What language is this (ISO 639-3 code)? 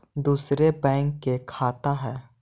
mag